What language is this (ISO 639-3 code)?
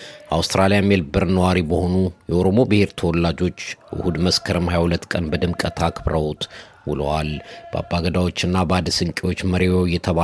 amh